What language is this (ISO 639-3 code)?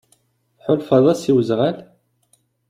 kab